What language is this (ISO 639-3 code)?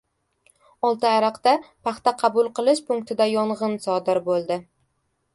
uzb